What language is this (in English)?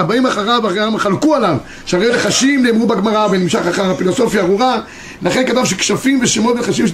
Hebrew